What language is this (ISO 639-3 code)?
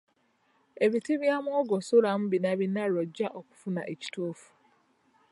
lug